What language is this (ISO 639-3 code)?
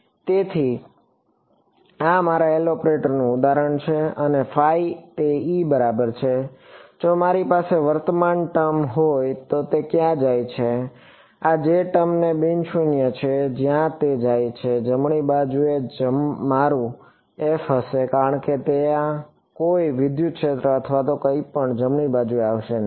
guj